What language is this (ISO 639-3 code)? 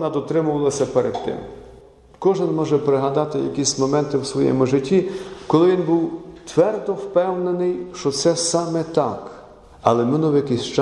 ukr